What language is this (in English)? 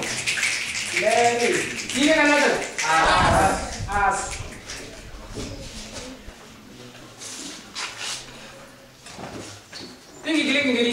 Portuguese